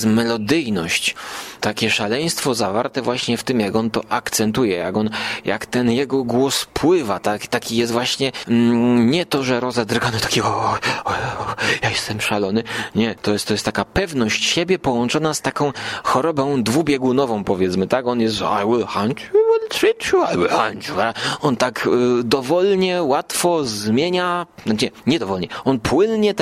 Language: Polish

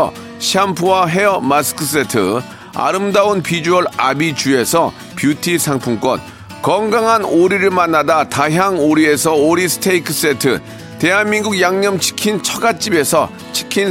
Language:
Korean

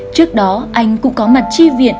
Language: Vietnamese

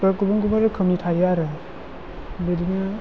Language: Bodo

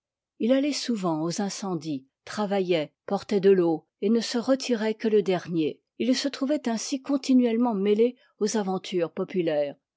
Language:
French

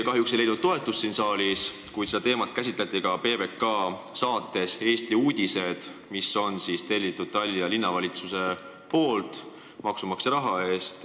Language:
Estonian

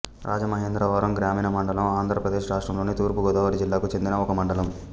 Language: Telugu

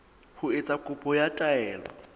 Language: Southern Sotho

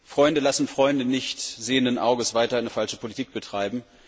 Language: German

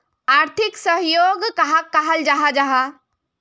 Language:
Magahi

